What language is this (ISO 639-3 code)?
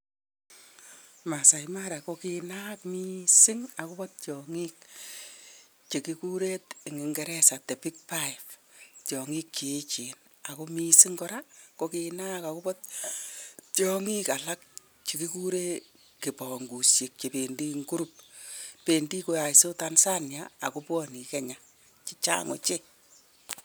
kln